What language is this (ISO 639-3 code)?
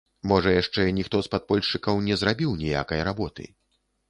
bel